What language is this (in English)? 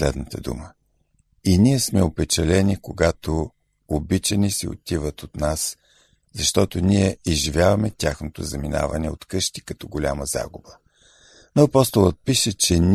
Bulgarian